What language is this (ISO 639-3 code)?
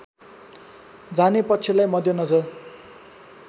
nep